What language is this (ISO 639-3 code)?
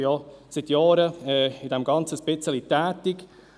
gsw